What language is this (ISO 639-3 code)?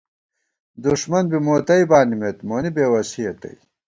gwt